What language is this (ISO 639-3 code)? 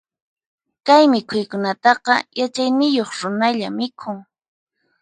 qxp